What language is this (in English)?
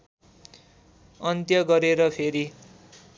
Nepali